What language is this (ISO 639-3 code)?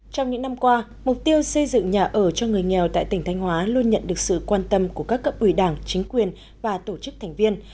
vie